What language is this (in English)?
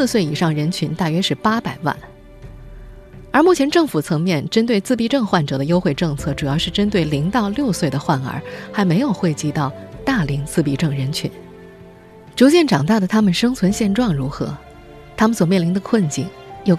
Chinese